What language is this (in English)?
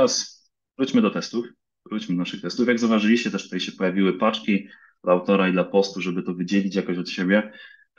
Polish